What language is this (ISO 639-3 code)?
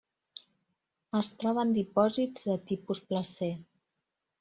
cat